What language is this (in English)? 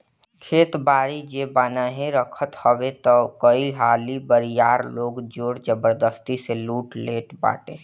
Bhojpuri